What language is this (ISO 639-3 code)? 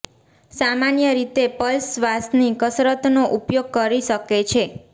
guj